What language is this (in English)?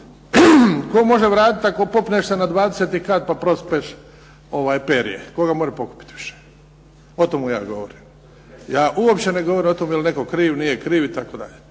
Croatian